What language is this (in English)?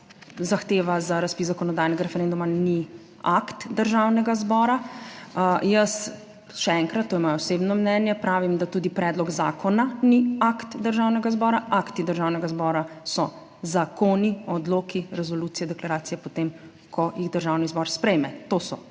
Slovenian